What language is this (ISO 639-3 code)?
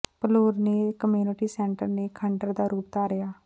pan